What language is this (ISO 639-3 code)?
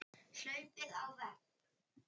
isl